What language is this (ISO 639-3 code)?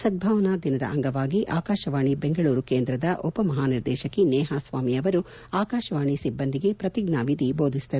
kan